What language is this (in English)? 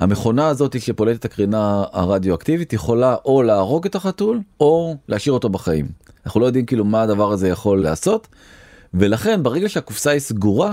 Hebrew